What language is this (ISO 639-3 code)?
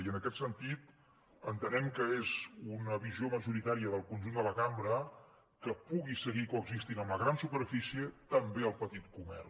cat